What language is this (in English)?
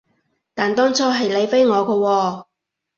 Cantonese